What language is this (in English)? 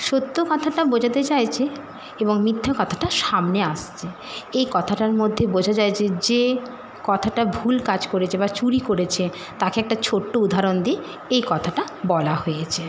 Bangla